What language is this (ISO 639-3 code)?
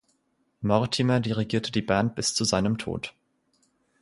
deu